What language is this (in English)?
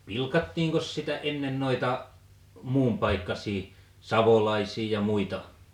Finnish